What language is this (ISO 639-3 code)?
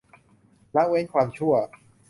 tha